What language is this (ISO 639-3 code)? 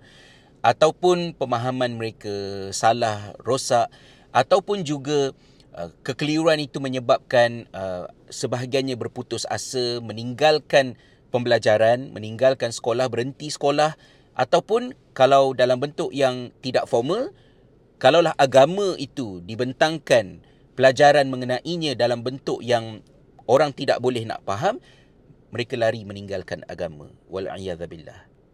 msa